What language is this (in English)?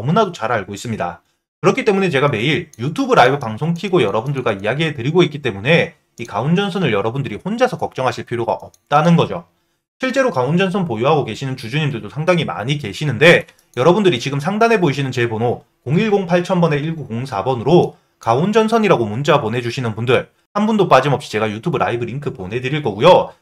Korean